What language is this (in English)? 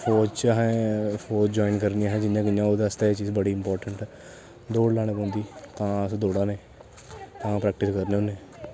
Dogri